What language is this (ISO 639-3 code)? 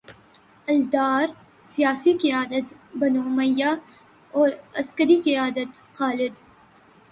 urd